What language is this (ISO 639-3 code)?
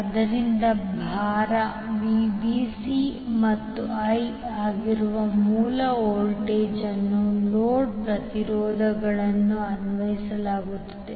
kan